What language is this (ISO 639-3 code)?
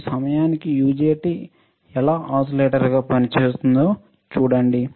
tel